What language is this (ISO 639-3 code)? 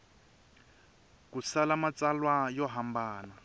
tso